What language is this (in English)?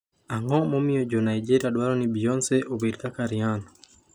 Luo (Kenya and Tanzania)